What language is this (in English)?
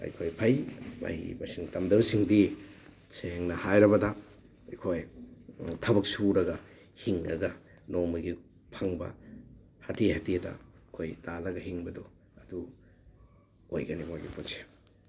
Manipuri